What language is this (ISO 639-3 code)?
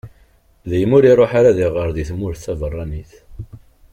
kab